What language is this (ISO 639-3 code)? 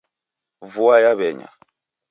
dav